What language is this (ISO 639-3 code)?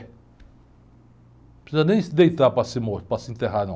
por